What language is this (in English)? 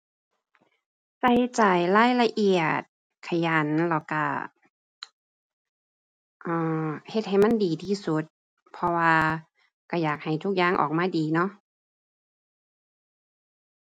Thai